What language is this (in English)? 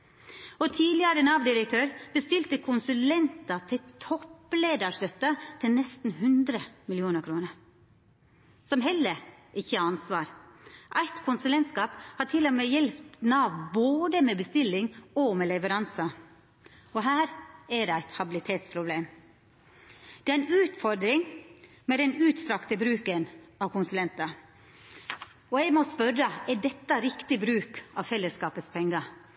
Norwegian Nynorsk